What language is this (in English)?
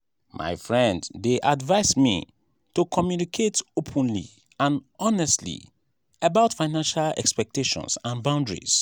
Nigerian Pidgin